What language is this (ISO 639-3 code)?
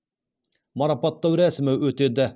kaz